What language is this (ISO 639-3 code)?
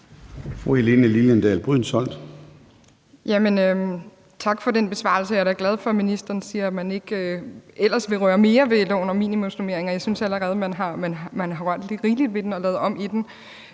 dan